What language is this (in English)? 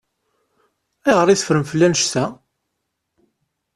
Kabyle